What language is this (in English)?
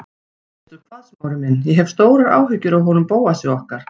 Icelandic